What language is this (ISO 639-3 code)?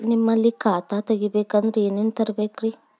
kan